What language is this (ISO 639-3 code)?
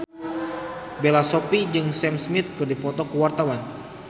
sun